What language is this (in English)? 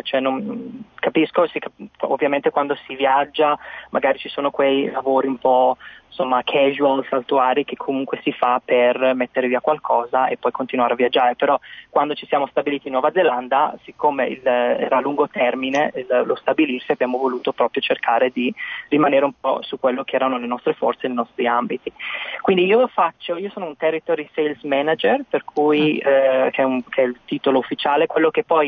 Italian